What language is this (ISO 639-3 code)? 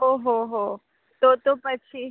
guj